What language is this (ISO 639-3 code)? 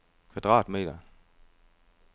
dan